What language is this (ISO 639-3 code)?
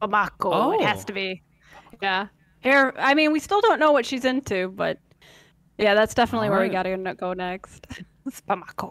eng